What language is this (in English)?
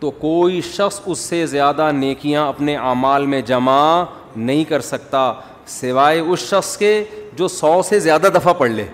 Urdu